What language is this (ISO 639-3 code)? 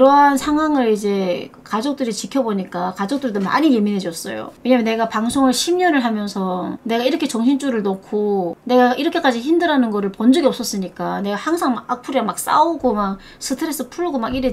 kor